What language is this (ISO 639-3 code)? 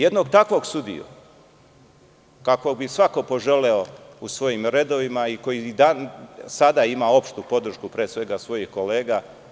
srp